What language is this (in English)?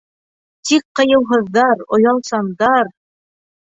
Bashkir